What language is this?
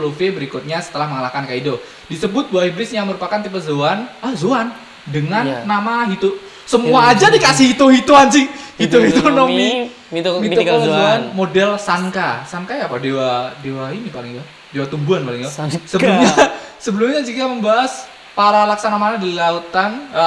Indonesian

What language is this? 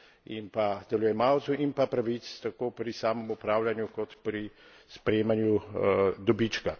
Slovenian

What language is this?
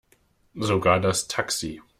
German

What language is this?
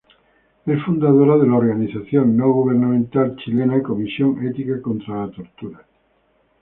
Spanish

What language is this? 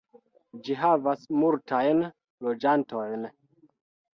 Esperanto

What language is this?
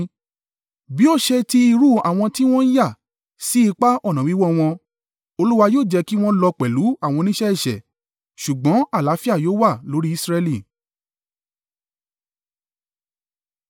Yoruba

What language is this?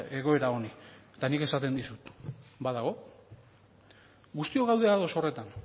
Basque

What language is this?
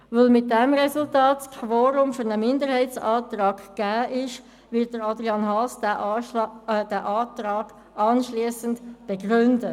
Swiss German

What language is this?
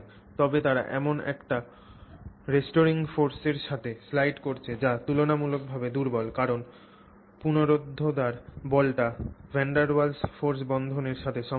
Bangla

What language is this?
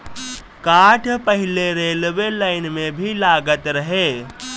Bhojpuri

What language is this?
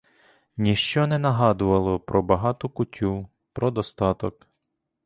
Ukrainian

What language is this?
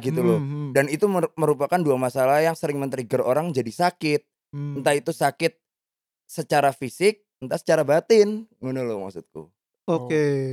Indonesian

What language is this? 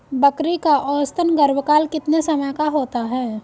Hindi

